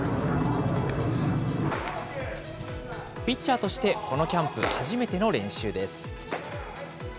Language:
Japanese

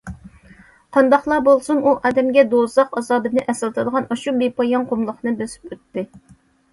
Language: Uyghur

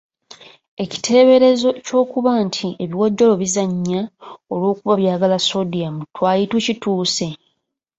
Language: Ganda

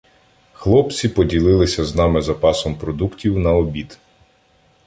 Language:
Ukrainian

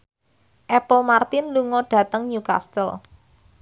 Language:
Javanese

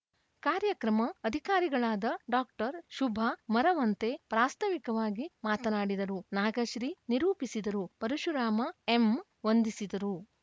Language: Kannada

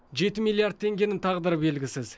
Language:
Kazakh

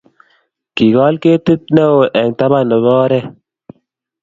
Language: Kalenjin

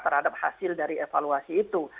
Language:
Indonesian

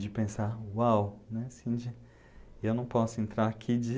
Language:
Portuguese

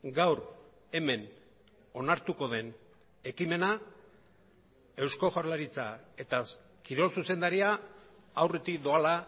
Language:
Basque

